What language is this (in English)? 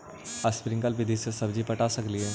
Magahi